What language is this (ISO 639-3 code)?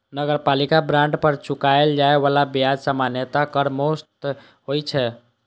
mai